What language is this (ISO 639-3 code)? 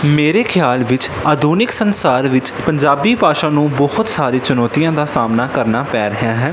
pan